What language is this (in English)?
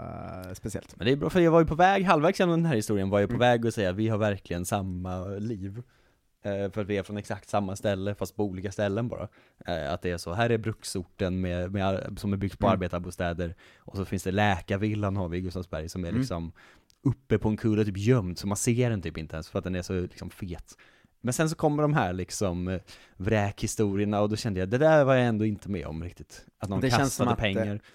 Swedish